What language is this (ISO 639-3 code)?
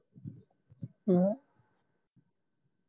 pan